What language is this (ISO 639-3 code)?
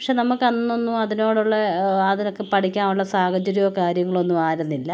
mal